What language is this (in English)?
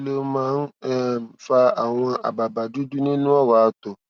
Yoruba